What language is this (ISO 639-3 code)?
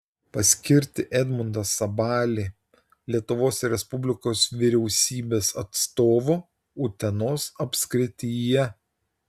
lit